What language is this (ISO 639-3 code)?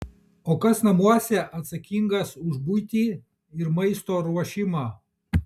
lit